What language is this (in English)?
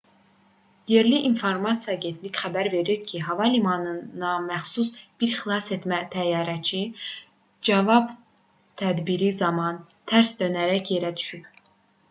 Azerbaijani